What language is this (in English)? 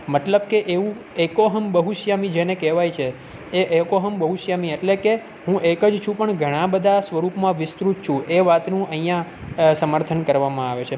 Gujarati